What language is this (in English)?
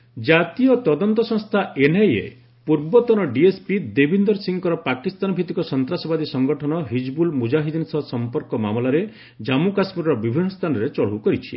Odia